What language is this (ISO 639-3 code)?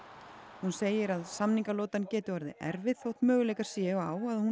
isl